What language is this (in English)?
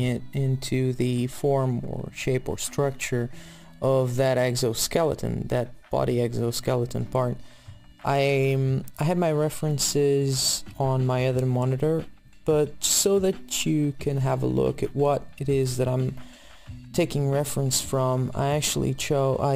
English